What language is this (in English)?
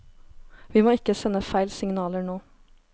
Norwegian